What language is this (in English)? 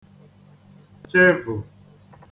Igbo